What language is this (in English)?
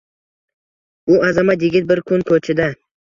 Uzbek